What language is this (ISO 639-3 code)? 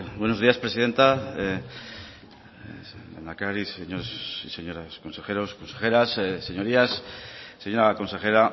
spa